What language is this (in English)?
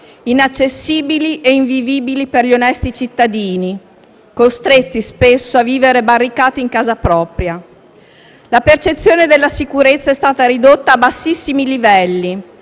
Italian